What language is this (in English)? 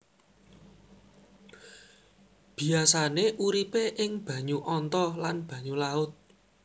Javanese